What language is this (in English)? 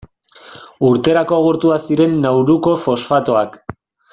Basque